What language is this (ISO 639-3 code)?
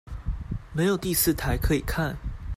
zho